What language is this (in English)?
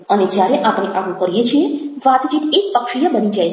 Gujarati